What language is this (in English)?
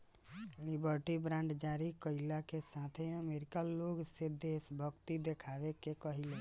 Bhojpuri